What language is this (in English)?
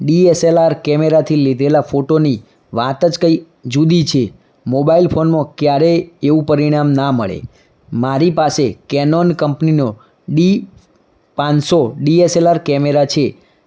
Gujarati